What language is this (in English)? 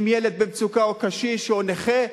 Hebrew